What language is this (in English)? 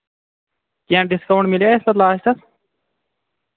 Kashmiri